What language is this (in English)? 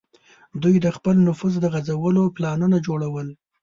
Pashto